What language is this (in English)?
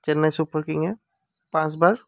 Assamese